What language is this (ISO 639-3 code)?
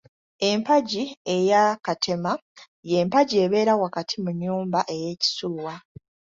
lug